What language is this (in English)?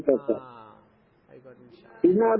Malayalam